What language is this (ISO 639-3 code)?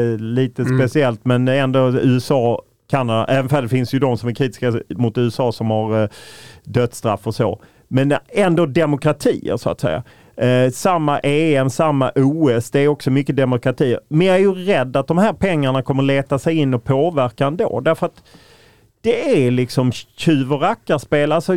swe